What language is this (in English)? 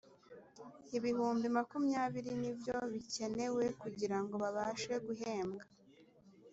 Kinyarwanda